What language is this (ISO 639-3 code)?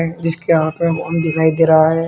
hin